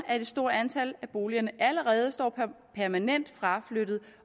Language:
Danish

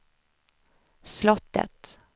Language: Swedish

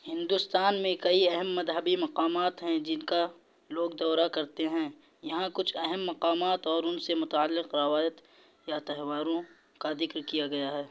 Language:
Urdu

